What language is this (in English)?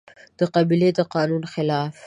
Pashto